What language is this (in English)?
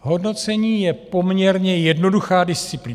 Czech